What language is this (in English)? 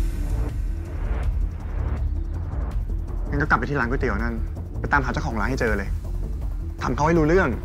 Thai